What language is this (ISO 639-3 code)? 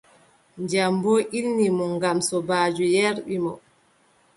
fub